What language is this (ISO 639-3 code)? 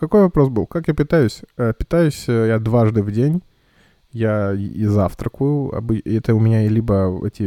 rus